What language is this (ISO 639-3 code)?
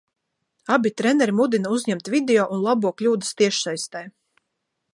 lav